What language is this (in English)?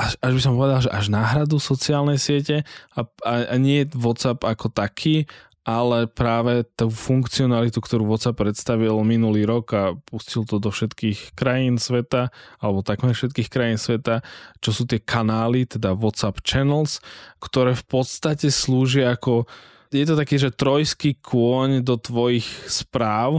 Slovak